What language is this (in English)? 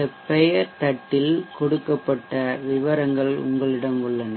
Tamil